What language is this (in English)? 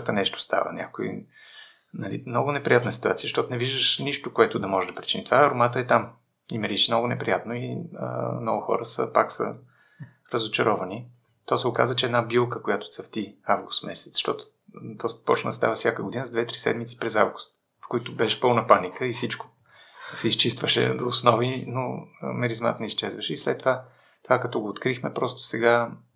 Bulgarian